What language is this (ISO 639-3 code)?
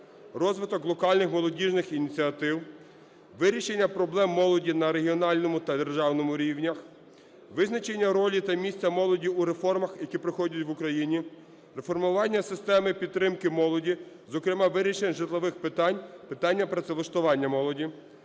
ukr